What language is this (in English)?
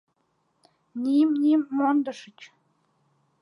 Mari